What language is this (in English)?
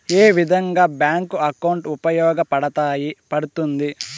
Telugu